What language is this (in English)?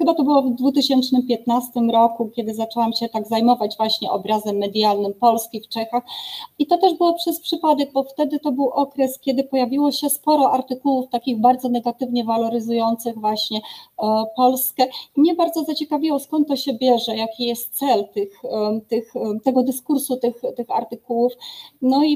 Polish